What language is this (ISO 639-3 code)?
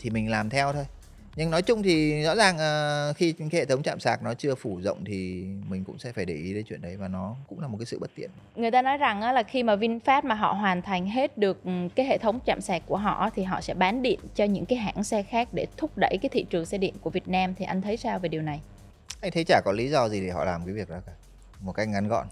vie